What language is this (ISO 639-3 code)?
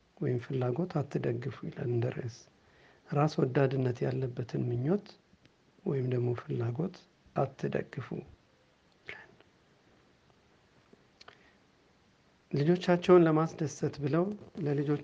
amh